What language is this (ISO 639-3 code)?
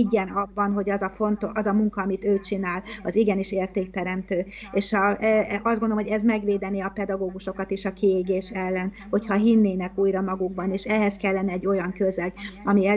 hun